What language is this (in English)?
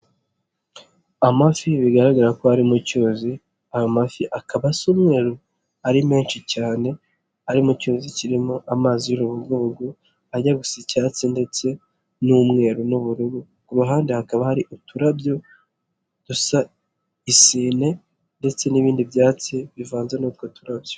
Kinyarwanda